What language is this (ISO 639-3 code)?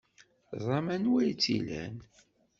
kab